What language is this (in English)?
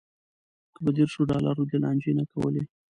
Pashto